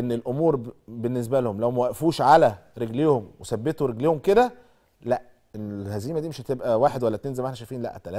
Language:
Arabic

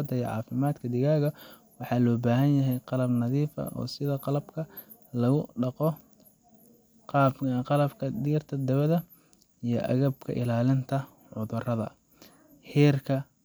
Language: Somali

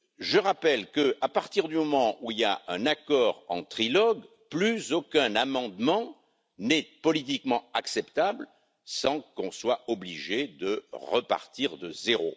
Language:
French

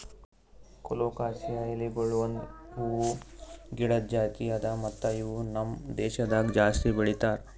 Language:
Kannada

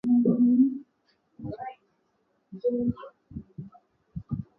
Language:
Swahili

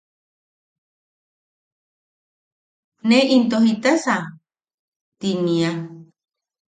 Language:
Yaqui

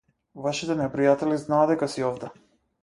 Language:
Macedonian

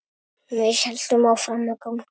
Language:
Icelandic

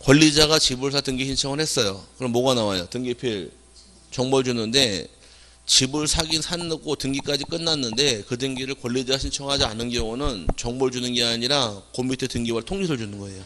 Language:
Korean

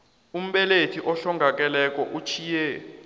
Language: South Ndebele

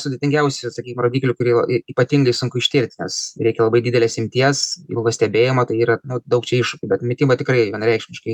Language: Lithuanian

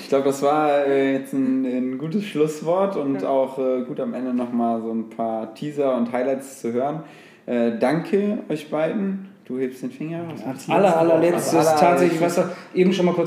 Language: German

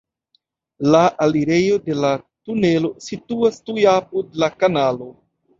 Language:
Esperanto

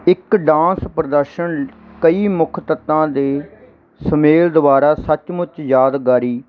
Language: Punjabi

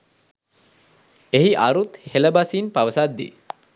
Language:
Sinhala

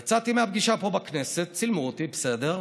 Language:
Hebrew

